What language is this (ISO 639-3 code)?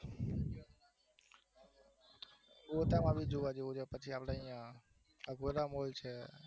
guj